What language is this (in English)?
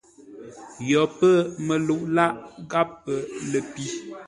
Ngombale